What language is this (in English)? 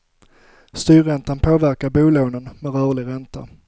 Swedish